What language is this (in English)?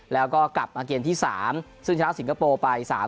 Thai